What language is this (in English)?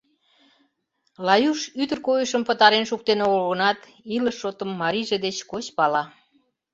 Mari